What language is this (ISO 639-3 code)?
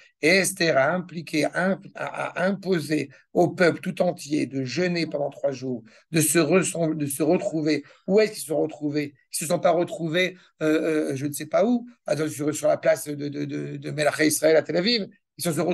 fra